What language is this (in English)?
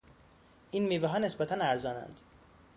Persian